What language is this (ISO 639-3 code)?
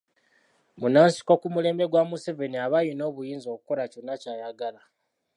lug